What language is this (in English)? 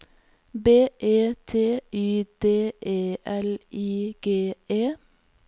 Norwegian